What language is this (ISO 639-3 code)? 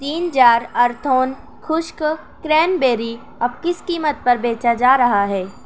urd